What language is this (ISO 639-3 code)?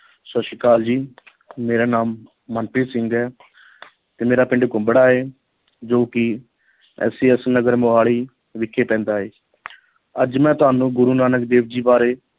pan